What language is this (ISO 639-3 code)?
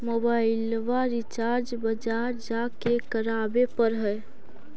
mag